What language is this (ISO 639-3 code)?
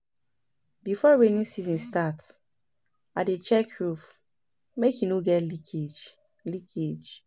pcm